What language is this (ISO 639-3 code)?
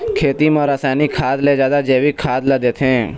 hne